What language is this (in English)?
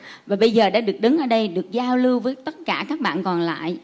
Vietnamese